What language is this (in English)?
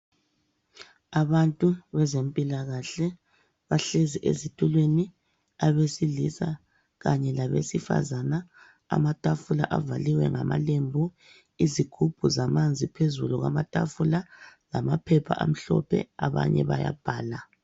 North Ndebele